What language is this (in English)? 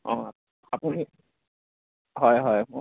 Assamese